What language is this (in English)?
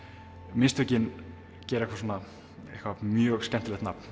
Icelandic